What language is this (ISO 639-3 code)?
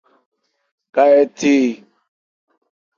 ebr